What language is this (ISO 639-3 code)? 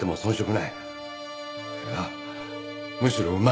jpn